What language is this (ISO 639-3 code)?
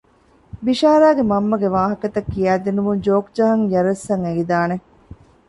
div